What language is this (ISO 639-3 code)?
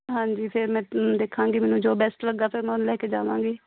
pan